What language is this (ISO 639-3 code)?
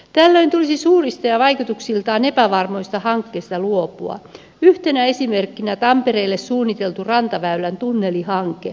fin